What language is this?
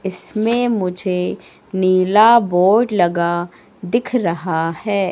Hindi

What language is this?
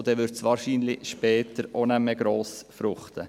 Swiss German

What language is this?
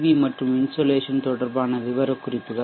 Tamil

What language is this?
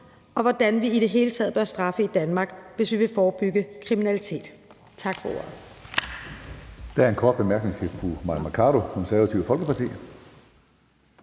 Danish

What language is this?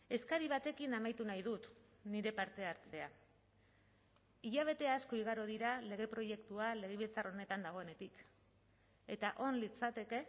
Basque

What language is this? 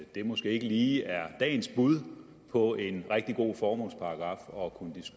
Danish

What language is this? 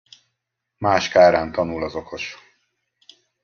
Hungarian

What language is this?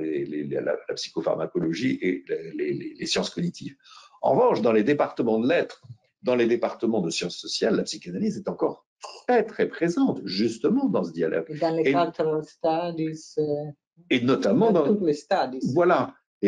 French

